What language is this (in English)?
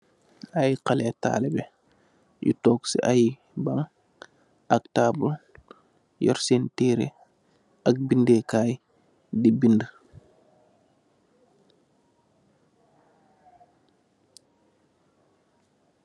Wolof